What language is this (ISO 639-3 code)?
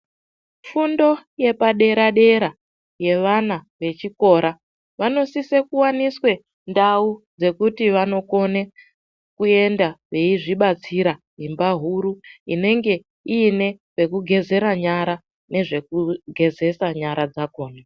ndc